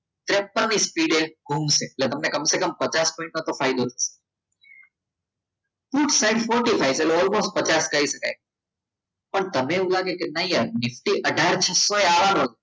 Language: Gujarati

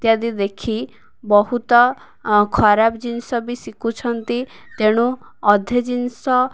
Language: Odia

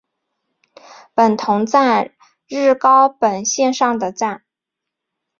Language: Chinese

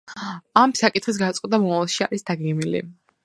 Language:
Georgian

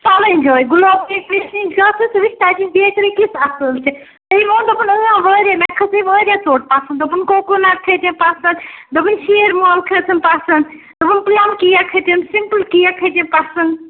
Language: Kashmiri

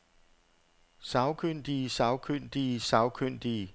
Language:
Danish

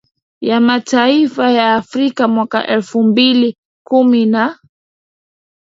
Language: Swahili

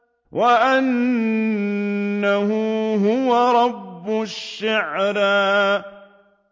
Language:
Arabic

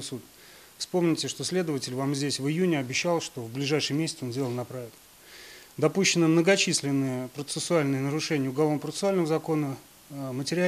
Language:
Russian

